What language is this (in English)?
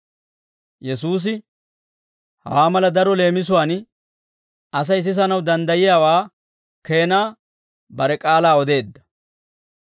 Dawro